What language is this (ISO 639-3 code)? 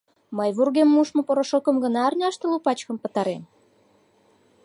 chm